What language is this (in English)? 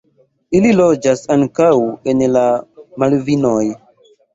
Esperanto